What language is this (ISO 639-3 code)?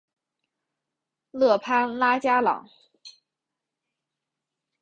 zho